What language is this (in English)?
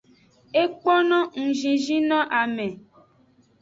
Aja (Benin)